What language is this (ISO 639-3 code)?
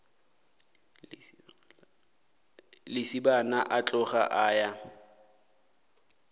nso